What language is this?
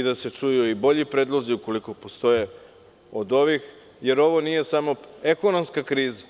Serbian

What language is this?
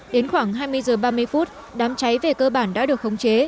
Vietnamese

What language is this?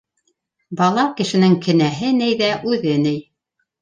Bashkir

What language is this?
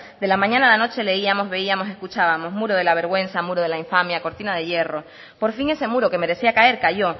Spanish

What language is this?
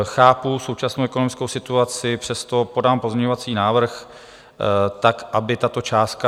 Czech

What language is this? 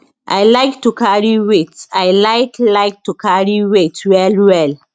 Nigerian Pidgin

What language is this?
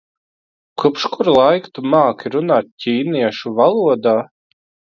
Latvian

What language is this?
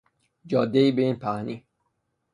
Persian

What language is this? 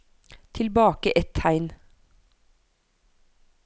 Norwegian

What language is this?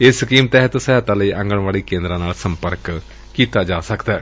Punjabi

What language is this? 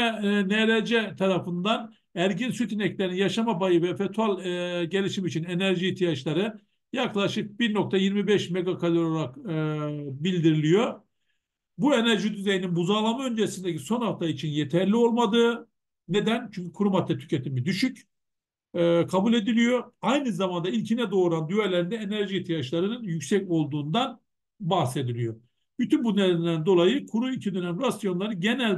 Turkish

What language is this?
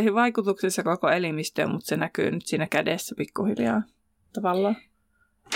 Finnish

